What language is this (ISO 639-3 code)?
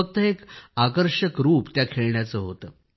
mar